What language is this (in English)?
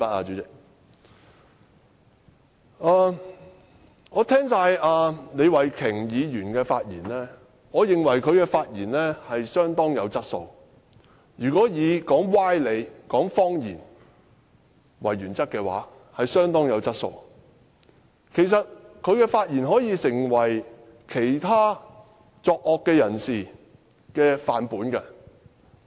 Cantonese